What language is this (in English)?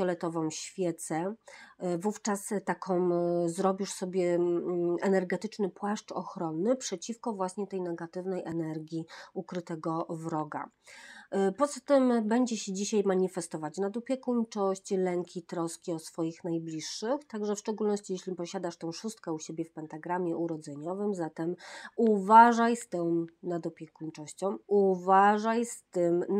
Polish